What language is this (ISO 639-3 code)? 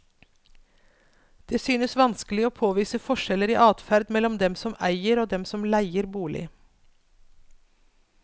nor